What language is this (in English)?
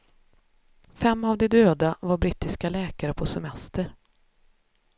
Swedish